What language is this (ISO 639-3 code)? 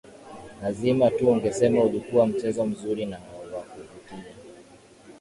swa